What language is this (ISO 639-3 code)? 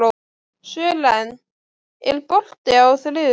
isl